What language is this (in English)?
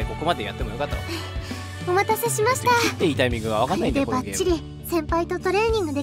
Japanese